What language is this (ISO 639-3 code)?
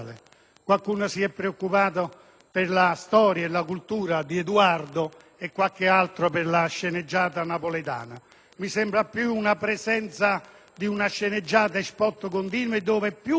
ita